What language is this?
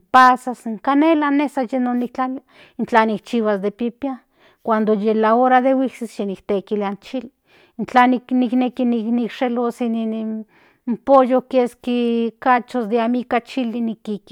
Central Nahuatl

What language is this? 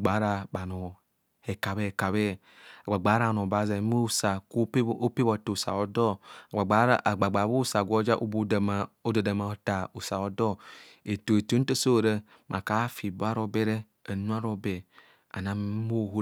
Kohumono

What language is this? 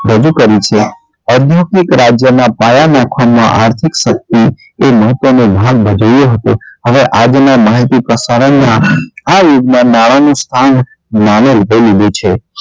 Gujarati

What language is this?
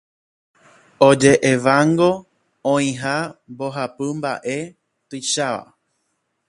Guarani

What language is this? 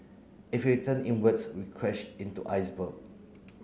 English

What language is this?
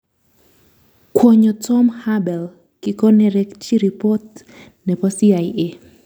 Kalenjin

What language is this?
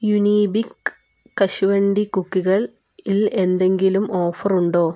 Malayalam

